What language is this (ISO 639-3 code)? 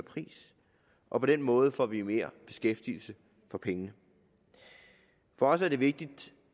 dan